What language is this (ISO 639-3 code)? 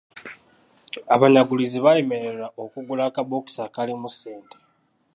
lug